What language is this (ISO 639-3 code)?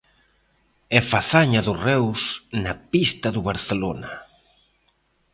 glg